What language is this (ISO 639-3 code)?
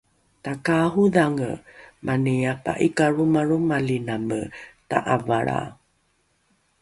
dru